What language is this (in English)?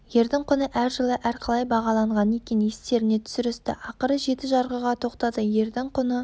Kazakh